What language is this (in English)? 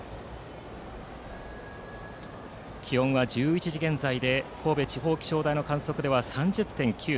Japanese